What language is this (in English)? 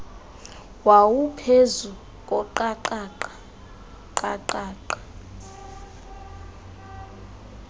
Xhosa